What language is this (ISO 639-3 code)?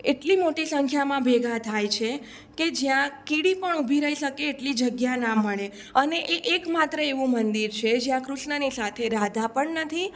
guj